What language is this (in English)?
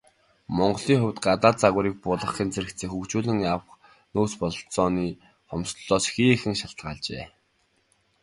Mongolian